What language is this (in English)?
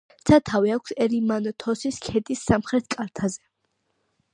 Georgian